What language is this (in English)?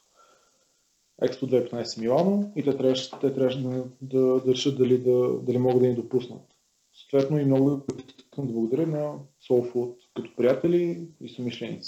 Bulgarian